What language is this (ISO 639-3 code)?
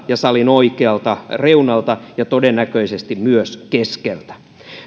fin